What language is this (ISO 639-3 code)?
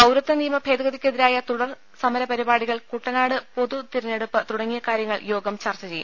mal